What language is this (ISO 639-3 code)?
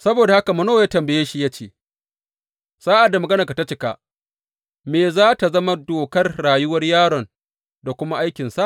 hau